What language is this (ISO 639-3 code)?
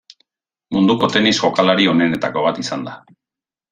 eus